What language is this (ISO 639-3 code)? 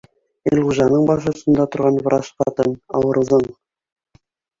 bak